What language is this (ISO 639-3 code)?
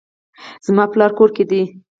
pus